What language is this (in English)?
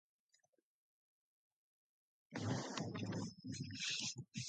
English